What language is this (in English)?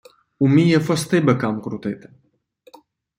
Ukrainian